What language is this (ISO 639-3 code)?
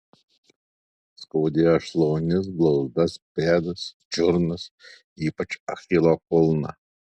lit